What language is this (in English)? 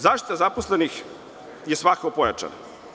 Serbian